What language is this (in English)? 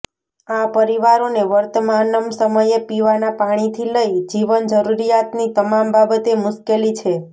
Gujarati